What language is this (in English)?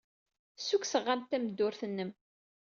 Kabyle